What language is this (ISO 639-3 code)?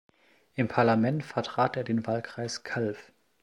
deu